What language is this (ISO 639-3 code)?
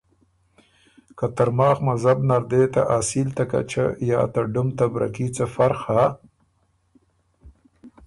oru